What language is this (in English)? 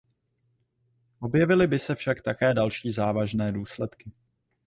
Czech